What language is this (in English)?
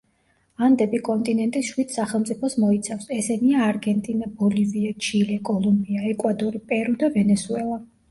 Georgian